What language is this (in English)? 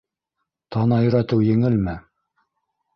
Bashkir